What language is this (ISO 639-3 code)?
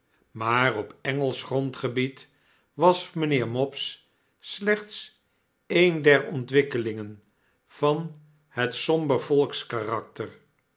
nld